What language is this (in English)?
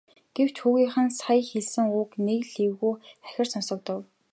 Mongolian